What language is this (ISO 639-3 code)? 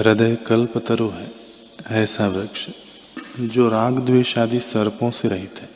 hin